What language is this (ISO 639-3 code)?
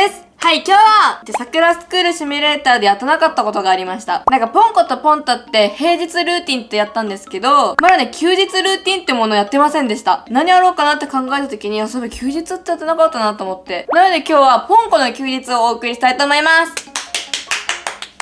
jpn